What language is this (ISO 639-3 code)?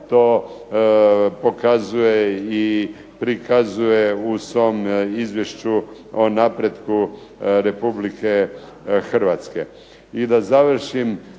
hrv